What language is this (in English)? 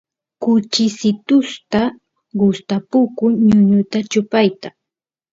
Santiago del Estero Quichua